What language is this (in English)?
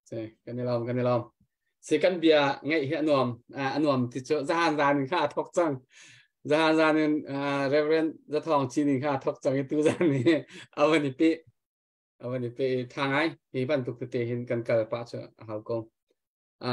Thai